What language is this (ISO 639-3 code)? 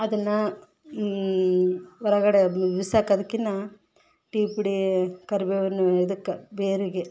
kan